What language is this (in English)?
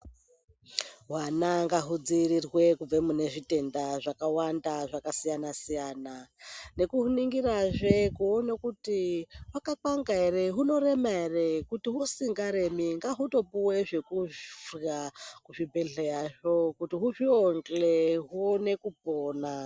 Ndau